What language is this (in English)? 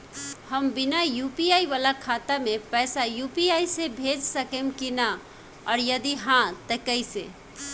Bhojpuri